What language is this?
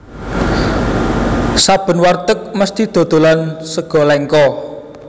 Javanese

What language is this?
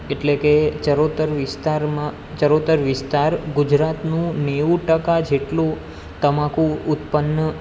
Gujarati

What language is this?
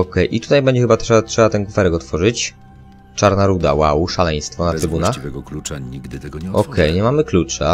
Polish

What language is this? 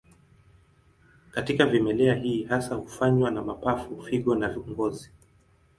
Swahili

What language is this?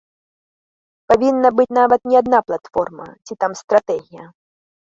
Belarusian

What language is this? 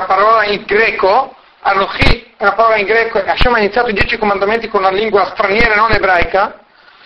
Italian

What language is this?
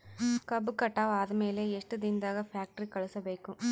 Kannada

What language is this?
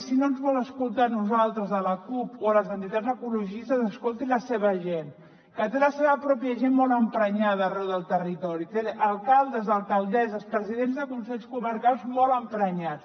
Catalan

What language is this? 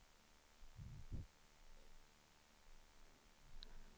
Swedish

